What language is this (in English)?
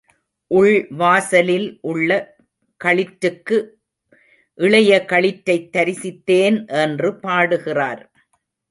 Tamil